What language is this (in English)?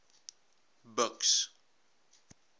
Afrikaans